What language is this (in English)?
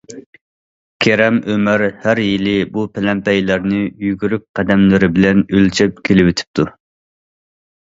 Uyghur